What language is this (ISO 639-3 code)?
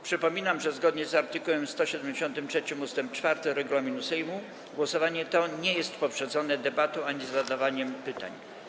pol